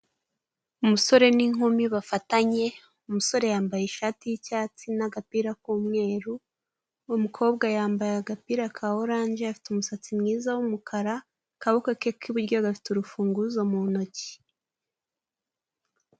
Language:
Kinyarwanda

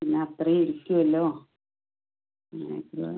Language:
Malayalam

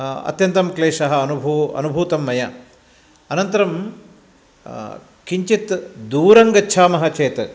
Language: Sanskrit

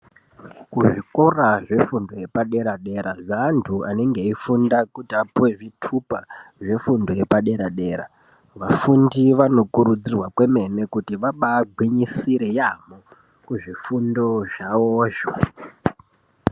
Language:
Ndau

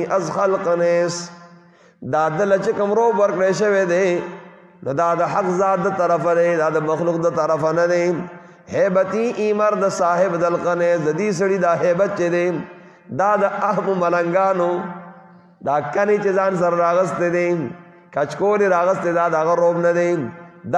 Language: Arabic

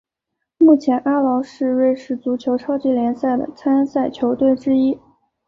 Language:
Chinese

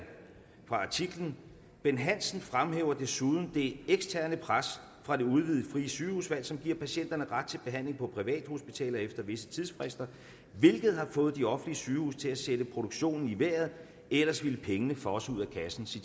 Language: Danish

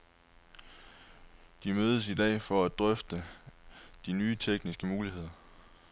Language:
Danish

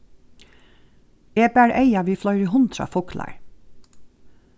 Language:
Faroese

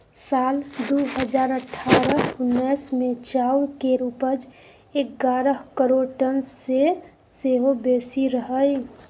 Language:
Maithili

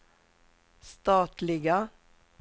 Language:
Swedish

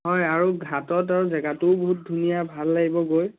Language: Assamese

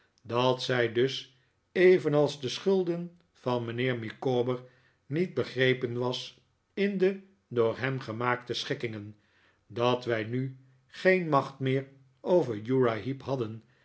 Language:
Dutch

